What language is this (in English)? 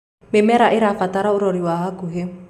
Kikuyu